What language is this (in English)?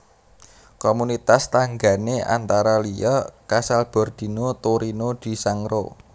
Javanese